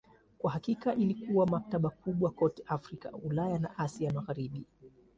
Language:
Swahili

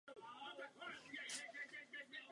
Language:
Czech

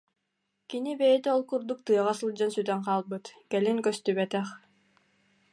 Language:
Yakut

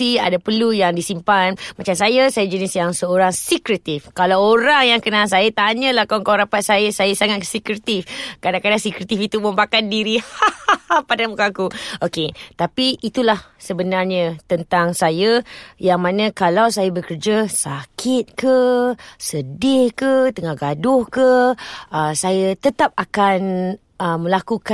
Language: Malay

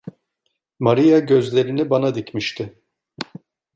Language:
Turkish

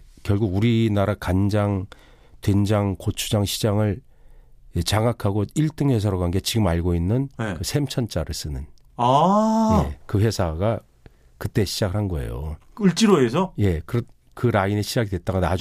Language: Korean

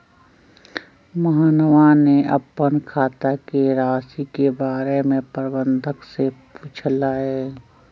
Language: Magahi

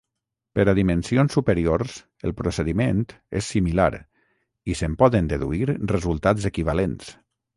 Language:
Catalan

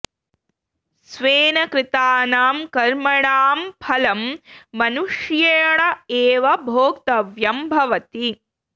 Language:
Sanskrit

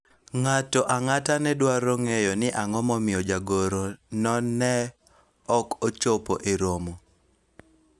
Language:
Luo (Kenya and Tanzania)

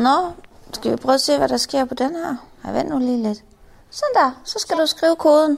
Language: Danish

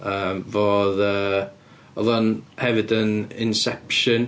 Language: Welsh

